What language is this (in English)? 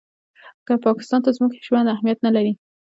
Pashto